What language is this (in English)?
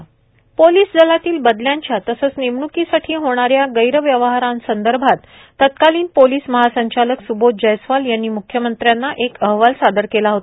Marathi